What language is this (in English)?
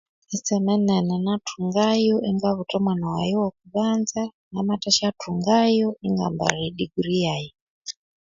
Konzo